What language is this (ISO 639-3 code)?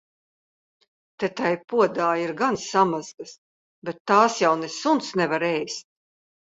lav